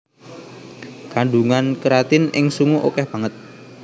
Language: Javanese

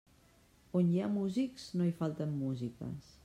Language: Catalan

